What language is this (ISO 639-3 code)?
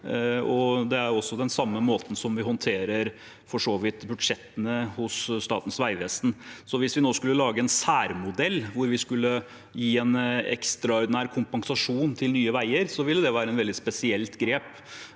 nor